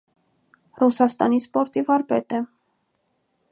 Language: Armenian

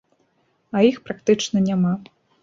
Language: Belarusian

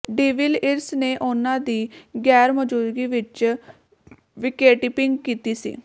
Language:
Punjabi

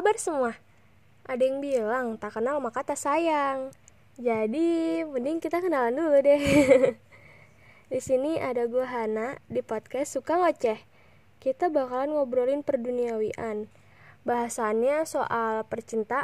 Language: Indonesian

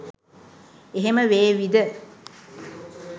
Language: Sinhala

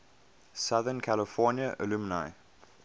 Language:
English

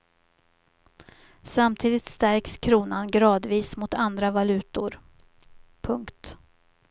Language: Swedish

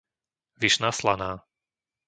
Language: Slovak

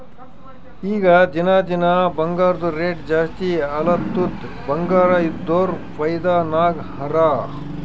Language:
Kannada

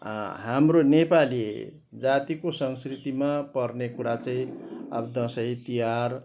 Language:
Nepali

